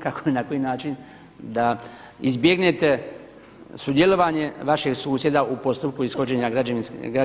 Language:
Croatian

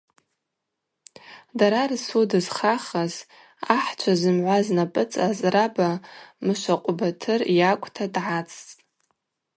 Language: Abaza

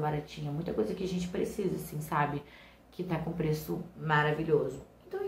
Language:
Portuguese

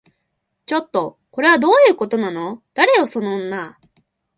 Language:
Japanese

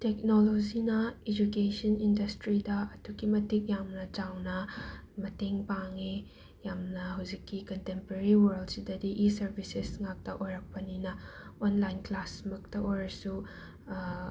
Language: Manipuri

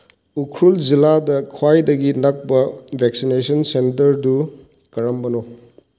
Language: Manipuri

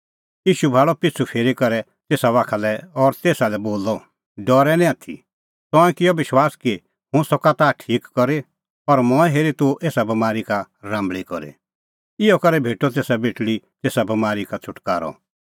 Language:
Kullu Pahari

